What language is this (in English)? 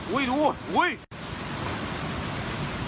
Thai